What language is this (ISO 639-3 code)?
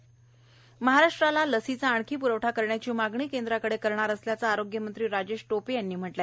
mar